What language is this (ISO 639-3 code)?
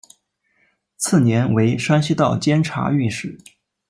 zho